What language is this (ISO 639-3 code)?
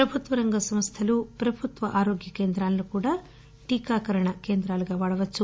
tel